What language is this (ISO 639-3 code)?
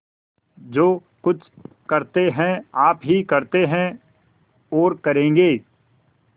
hin